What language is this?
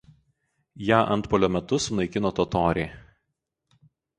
Lithuanian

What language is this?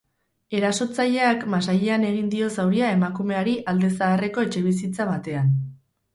Basque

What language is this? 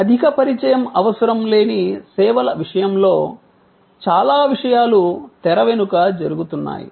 Telugu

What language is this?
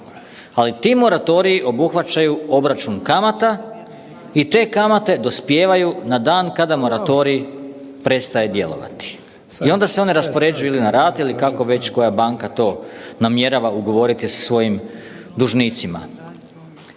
Croatian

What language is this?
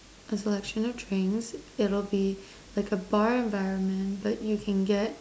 English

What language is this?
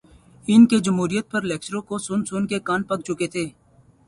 Urdu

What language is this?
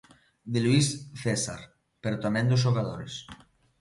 Galician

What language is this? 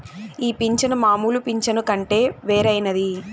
Telugu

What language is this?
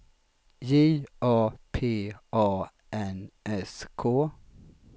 Swedish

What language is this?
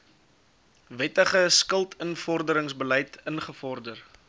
Afrikaans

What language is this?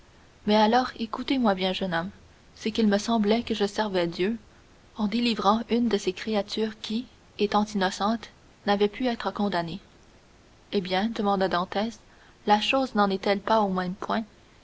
French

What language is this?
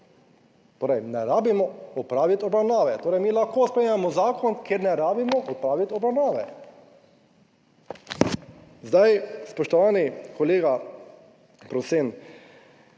Slovenian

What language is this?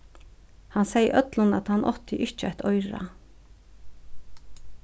Faroese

